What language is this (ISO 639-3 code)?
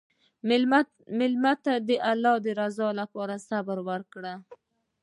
pus